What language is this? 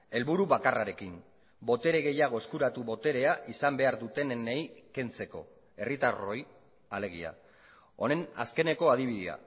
Basque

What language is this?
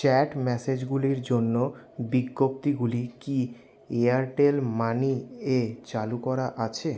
Bangla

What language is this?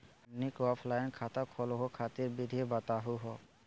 Magahi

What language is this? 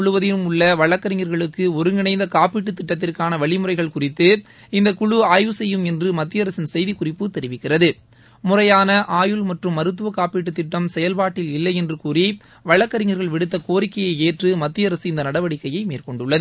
Tamil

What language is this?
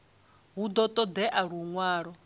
Venda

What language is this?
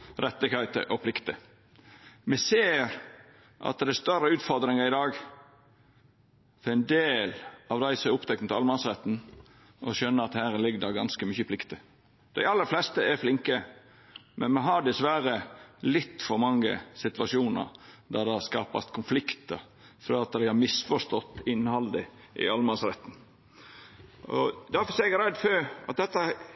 Norwegian Nynorsk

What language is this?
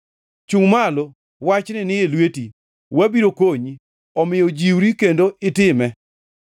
Luo (Kenya and Tanzania)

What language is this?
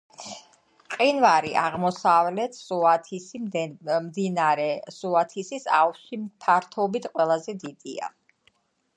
Georgian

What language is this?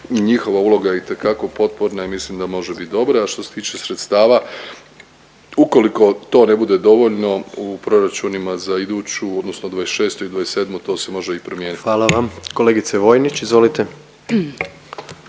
Croatian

